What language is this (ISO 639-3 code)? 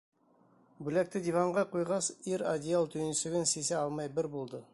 bak